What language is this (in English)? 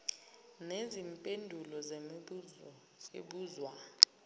Zulu